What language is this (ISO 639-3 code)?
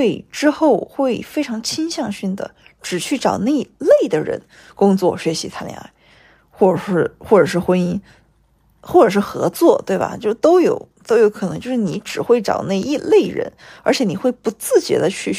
zho